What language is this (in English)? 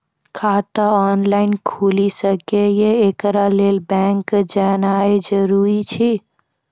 Maithili